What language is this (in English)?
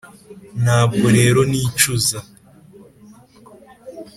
Kinyarwanda